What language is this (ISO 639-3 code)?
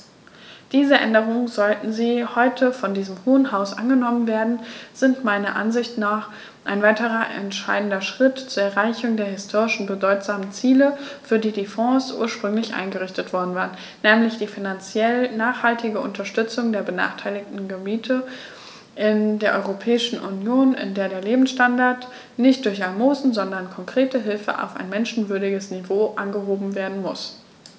deu